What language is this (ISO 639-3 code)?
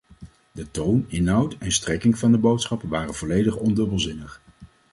nld